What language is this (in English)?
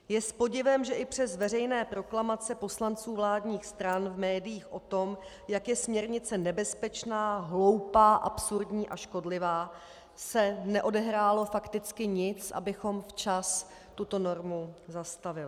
Czech